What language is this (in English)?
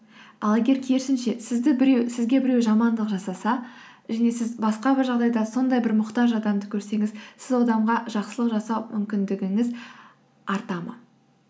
Kazakh